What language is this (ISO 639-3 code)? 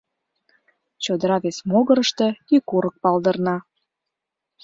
chm